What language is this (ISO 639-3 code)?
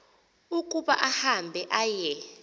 xho